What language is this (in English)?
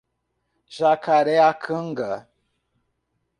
Portuguese